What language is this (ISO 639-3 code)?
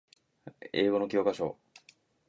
jpn